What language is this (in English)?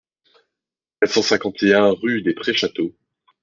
French